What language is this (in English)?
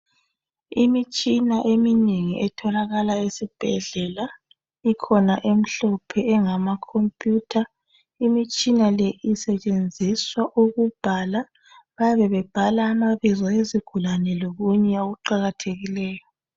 North Ndebele